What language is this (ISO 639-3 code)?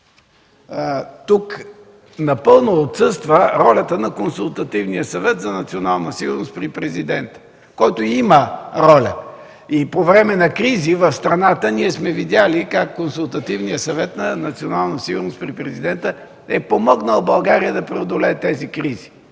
bul